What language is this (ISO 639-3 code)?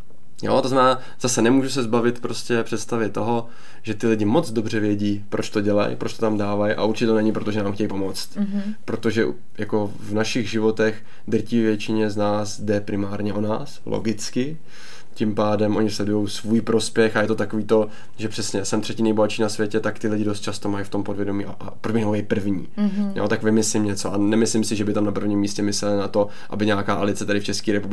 ces